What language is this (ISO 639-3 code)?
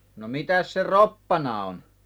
fin